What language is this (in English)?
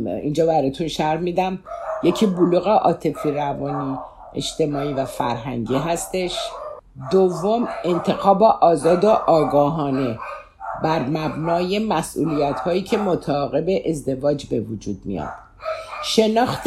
Persian